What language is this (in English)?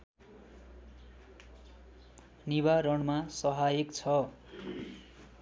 Nepali